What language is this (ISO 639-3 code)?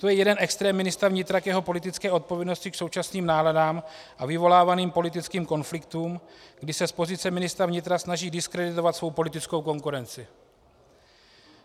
ces